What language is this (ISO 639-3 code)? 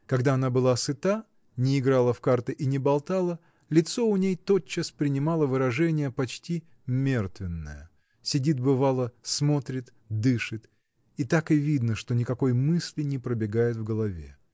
rus